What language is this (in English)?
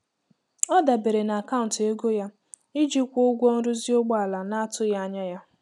Igbo